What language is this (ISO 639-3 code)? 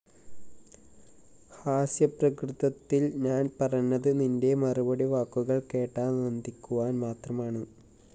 mal